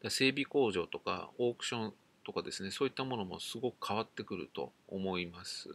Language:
Japanese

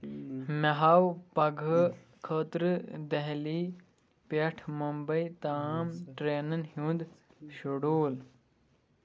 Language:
Kashmiri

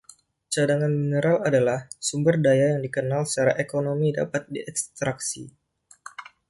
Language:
Indonesian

